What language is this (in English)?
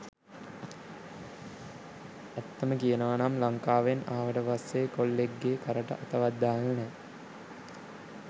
Sinhala